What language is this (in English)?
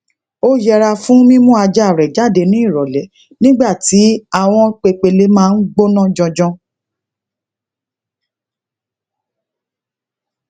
Yoruba